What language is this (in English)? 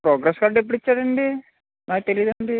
Telugu